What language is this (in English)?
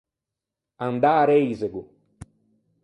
Ligurian